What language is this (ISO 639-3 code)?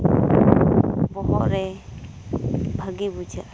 sat